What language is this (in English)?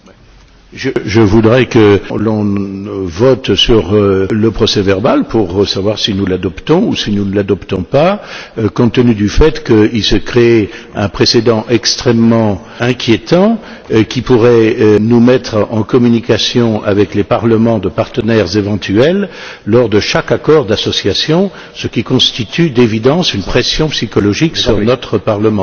French